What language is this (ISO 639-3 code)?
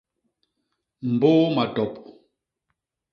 bas